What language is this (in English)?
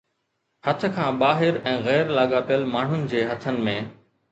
Sindhi